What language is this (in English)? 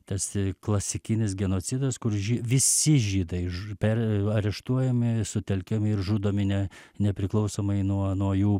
Lithuanian